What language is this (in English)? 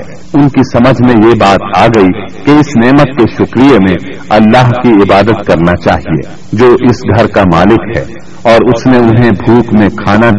Urdu